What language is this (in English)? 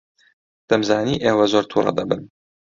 Central Kurdish